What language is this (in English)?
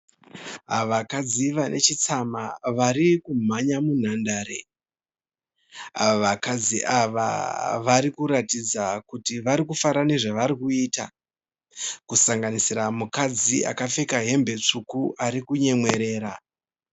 Shona